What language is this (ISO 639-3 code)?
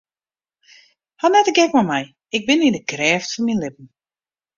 fry